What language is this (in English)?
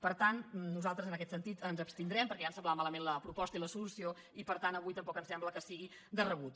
Catalan